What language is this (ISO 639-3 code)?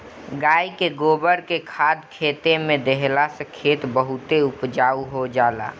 bho